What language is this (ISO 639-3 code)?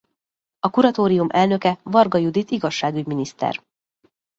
hun